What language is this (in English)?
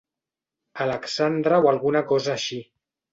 Catalan